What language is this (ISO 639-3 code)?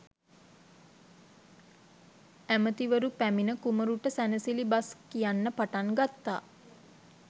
sin